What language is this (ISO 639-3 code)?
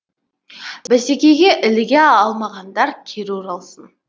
kaz